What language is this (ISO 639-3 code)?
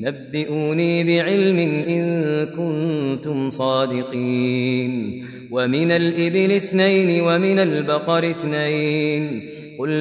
ara